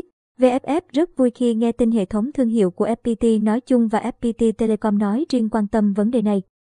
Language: Vietnamese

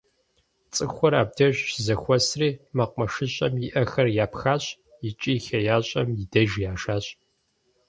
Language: Kabardian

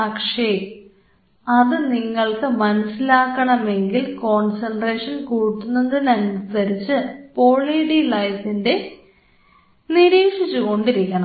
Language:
Malayalam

